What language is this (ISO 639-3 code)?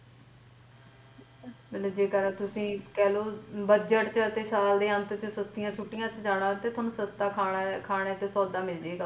pan